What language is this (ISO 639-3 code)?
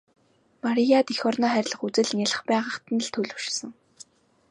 mon